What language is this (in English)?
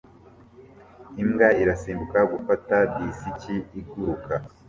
Kinyarwanda